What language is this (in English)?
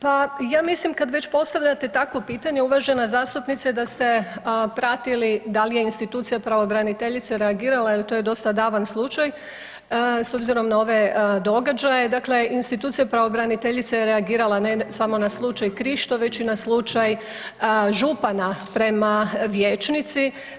Croatian